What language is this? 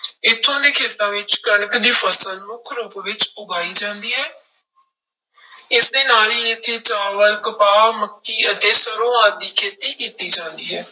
Punjabi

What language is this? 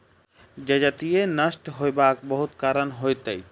Maithili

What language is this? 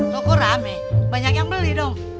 Indonesian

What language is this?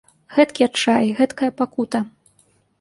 Belarusian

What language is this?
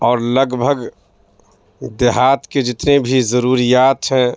Urdu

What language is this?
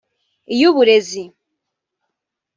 Kinyarwanda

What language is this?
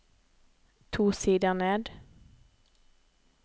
Norwegian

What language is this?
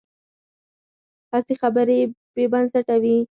Pashto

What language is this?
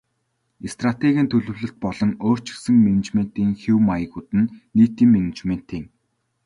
Mongolian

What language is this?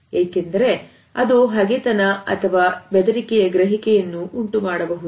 Kannada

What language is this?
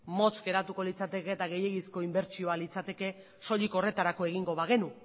Basque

